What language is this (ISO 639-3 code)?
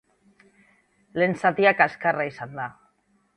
eus